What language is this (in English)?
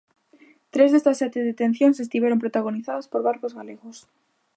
Galician